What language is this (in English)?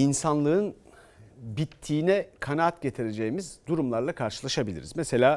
Turkish